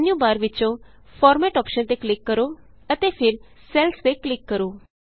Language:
Punjabi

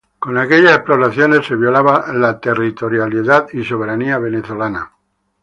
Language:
Spanish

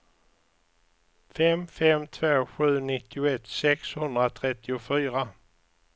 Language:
Swedish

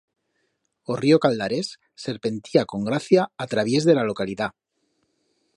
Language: Aragonese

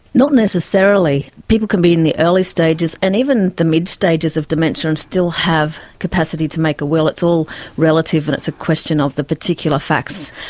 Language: English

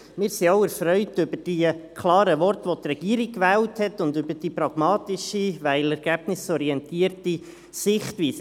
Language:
Swiss German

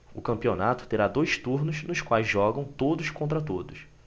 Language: Portuguese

